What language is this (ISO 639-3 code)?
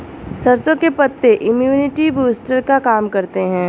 hin